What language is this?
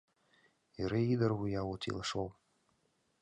Mari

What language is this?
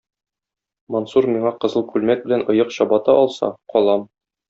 Tatar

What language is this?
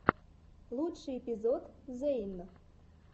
Russian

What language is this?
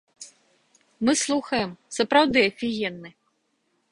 Belarusian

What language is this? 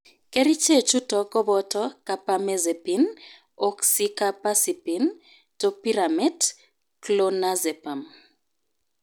Kalenjin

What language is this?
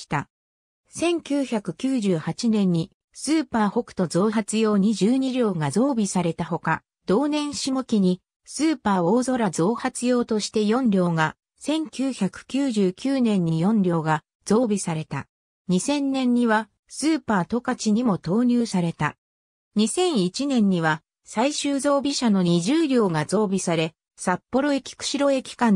Japanese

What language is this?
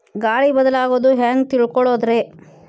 Kannada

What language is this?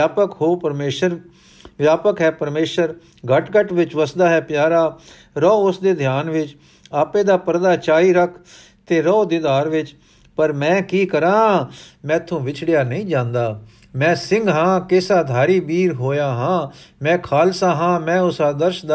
Punjabi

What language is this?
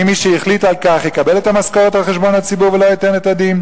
Hebrew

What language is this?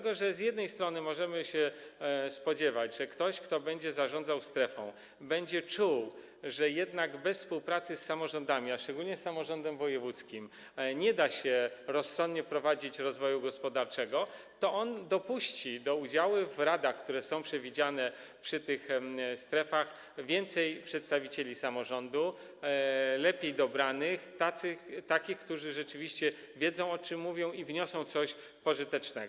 Polish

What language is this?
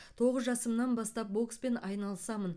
Kazakh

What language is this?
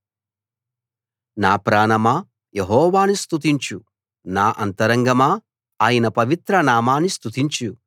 Telugu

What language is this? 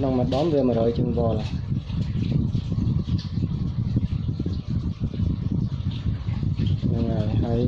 Vietnamese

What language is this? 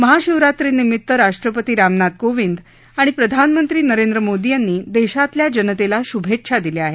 Marathi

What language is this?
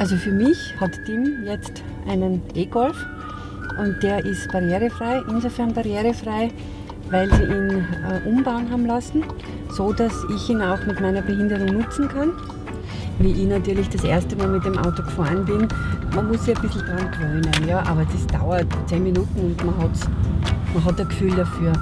German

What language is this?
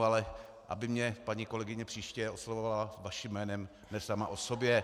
Czech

